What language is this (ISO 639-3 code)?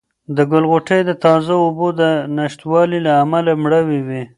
pus